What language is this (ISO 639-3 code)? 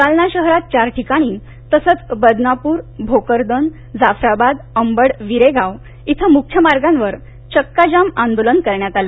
mar